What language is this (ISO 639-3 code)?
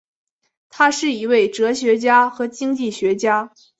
zho